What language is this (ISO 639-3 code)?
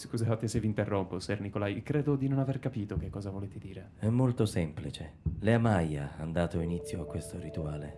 ita